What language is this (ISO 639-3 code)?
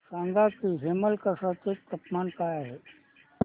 mar